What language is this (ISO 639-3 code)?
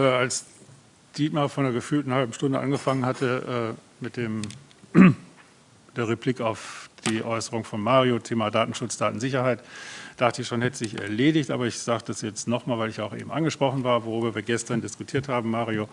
deu